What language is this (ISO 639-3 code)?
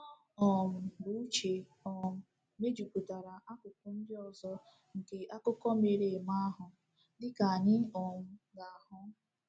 ibo